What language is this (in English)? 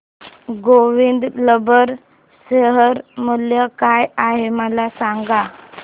Marathi